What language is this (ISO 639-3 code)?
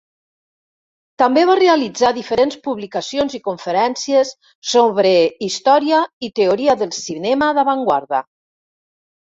cat